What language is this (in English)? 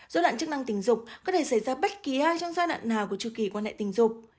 Vietnamese